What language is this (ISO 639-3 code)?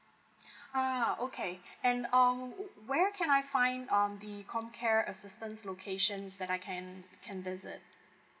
eng